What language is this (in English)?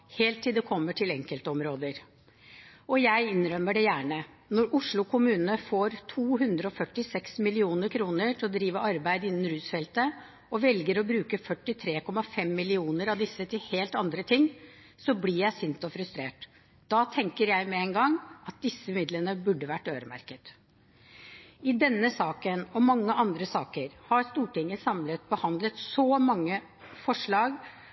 Norwegian Bokmål